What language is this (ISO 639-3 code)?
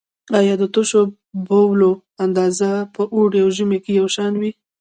pus